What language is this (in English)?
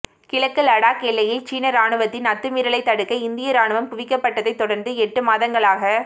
Tamil